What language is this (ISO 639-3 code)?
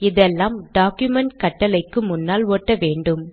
tam